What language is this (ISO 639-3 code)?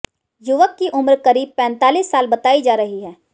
hin